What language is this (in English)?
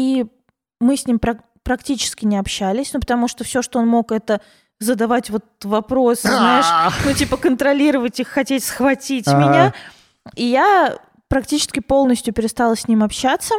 Russian